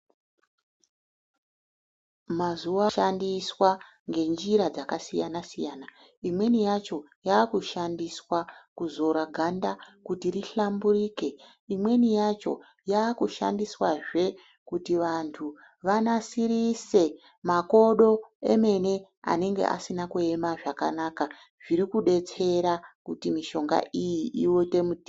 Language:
Ndau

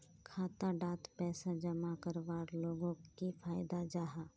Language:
Magahi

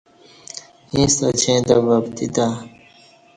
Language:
Kati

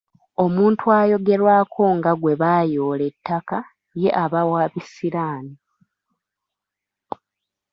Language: Ganda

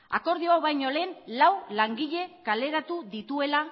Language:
Basque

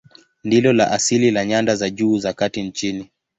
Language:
Swahili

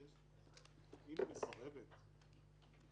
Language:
Hebrew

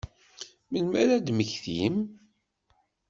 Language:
Kabyle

